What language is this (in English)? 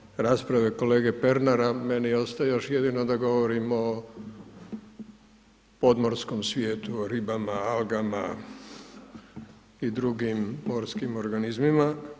Croatian